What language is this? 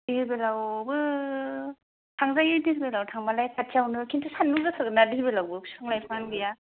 Bodo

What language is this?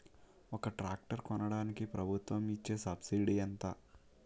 Telugu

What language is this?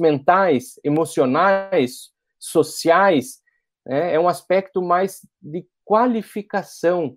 Portuguese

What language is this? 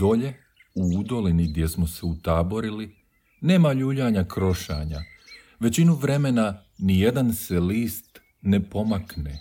Croatian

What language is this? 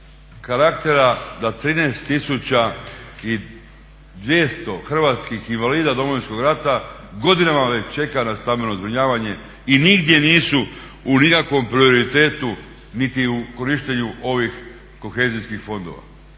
Croatian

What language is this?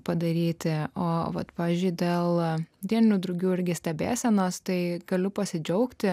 Lithuanian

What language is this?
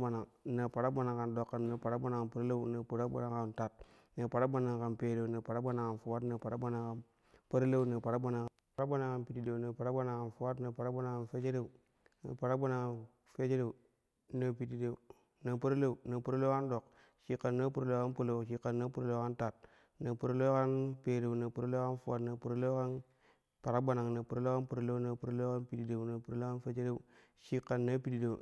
Kushi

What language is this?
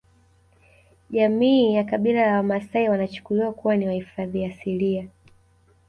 Swahili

